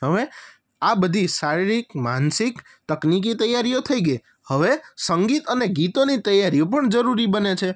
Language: Gujarati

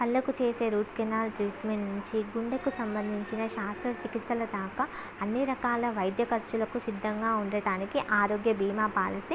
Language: Telugu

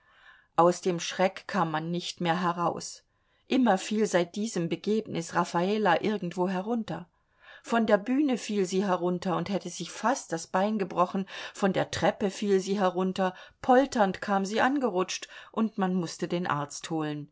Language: German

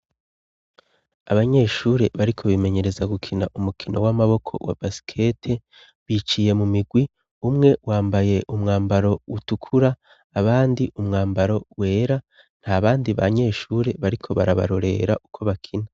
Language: Rundi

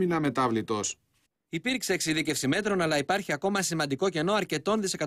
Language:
Greek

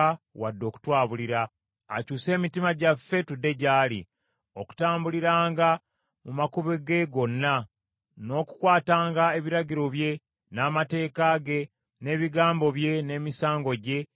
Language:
Ganda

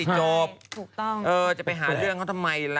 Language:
Thai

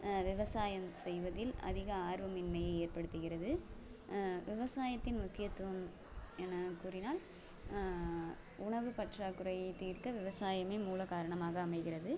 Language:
Tamil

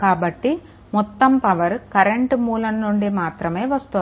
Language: Telugu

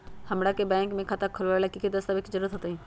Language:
Magahi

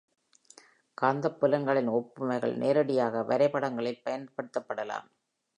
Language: Tamil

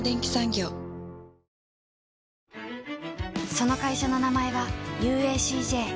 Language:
Japanese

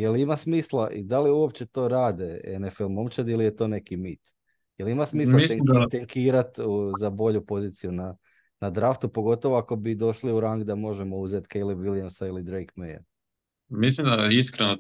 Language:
Croatian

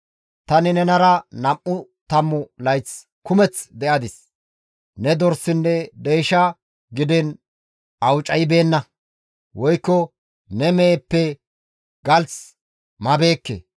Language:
Gamo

